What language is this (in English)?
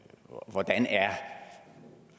Danish